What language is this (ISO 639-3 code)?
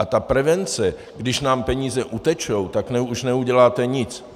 ces